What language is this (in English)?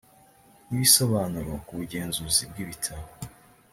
Kinyarwanda